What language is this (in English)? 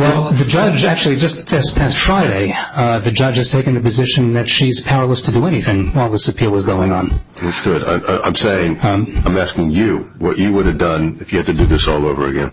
English